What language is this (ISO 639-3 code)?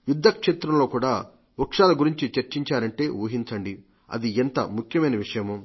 tel